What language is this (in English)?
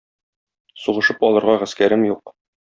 Tatar